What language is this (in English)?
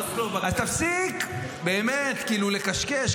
Hebrew